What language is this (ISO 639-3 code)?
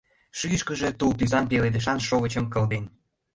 chm